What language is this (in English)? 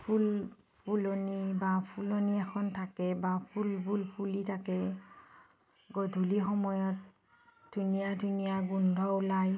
Assamese